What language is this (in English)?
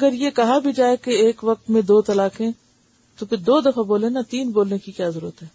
Urdu